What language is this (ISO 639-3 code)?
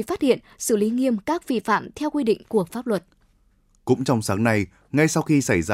vie